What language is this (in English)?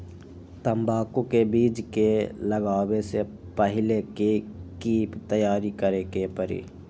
Magahi